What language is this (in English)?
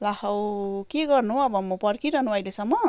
Nepali